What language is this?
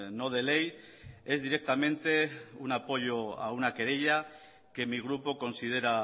Spanish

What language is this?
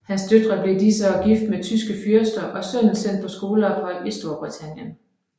Danish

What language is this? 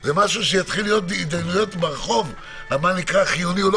Hebrew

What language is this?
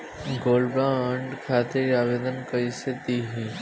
Bhojpuri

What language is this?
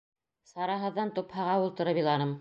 Bashkir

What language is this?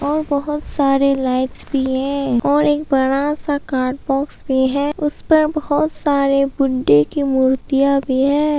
Hindi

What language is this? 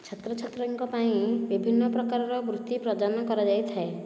Odia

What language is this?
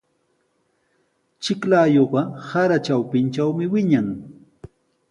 Sihuas Ancash Quechua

